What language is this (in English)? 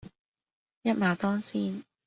Cantonese